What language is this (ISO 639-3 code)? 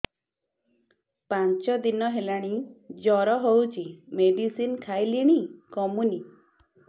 ori